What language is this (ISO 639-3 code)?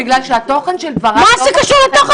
heb